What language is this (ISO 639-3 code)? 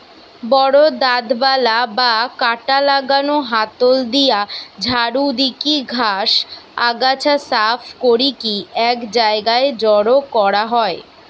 ben